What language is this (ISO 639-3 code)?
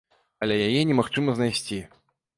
bel